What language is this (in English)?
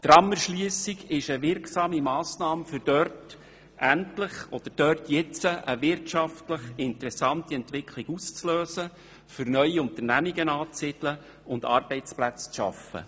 Swiss German